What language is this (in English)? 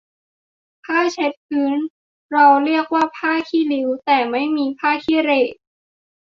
Thai